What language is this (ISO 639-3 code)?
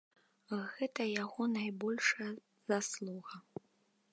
bel